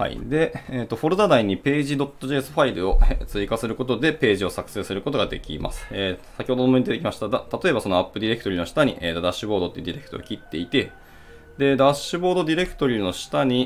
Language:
Japanese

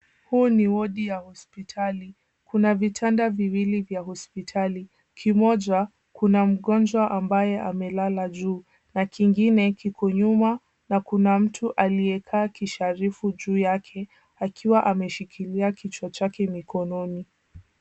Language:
Swahili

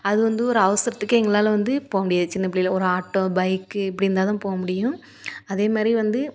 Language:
Tamil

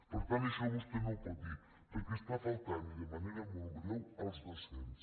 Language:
Catalan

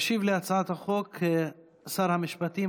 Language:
Hebrew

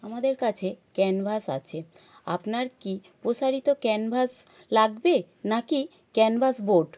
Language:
Bangla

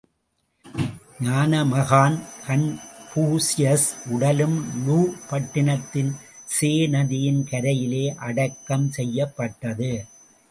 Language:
Tamil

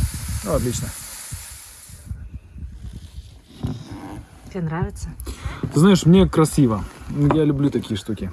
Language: Russian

